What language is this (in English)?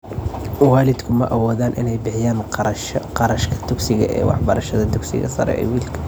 Somali